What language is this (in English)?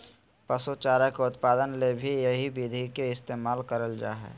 Magahi